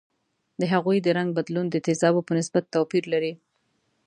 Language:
Pashto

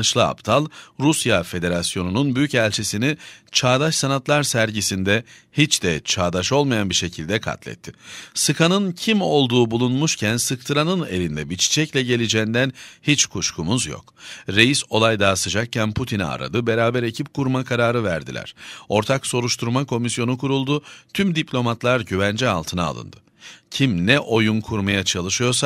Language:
Turkish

